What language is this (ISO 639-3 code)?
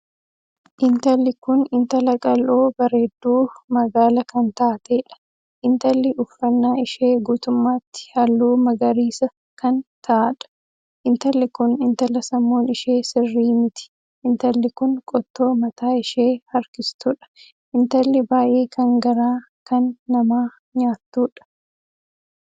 orm